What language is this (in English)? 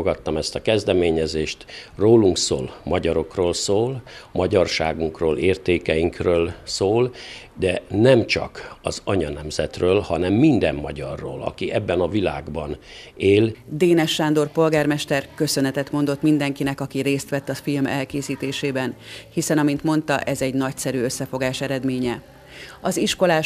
Hungarian